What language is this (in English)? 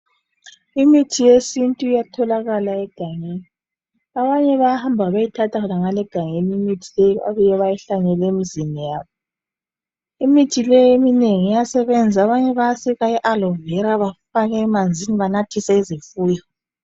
North Ndebele